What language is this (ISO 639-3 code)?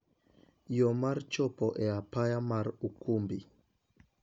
luo